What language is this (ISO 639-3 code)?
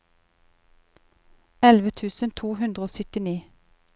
nor